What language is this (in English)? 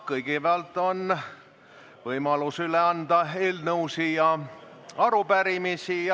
Estonian